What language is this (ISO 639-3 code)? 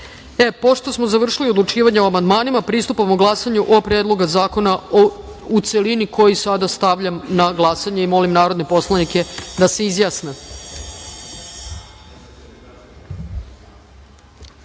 srp